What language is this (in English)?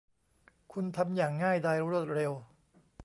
Thai